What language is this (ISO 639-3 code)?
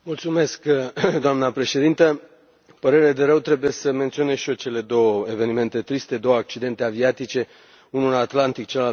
ron